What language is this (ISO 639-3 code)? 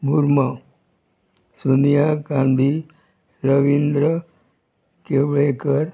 kok